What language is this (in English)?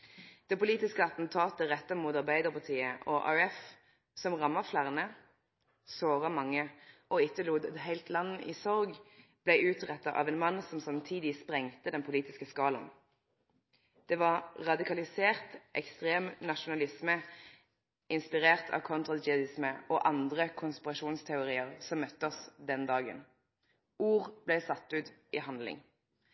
Norwegian Nynorsk